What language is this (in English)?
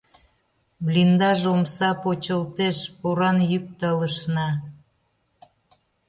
Mari